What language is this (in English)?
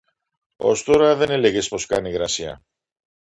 Greek